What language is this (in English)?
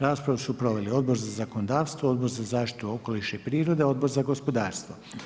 Croatian